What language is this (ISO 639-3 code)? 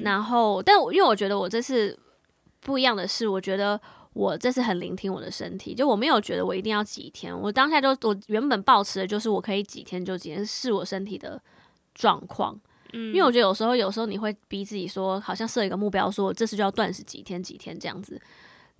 zho